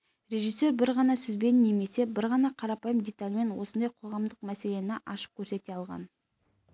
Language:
Kazakh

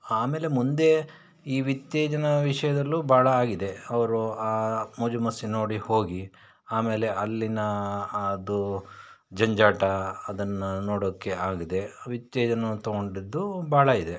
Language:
Kannada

